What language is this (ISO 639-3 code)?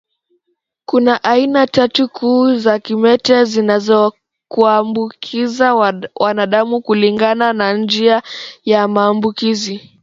swa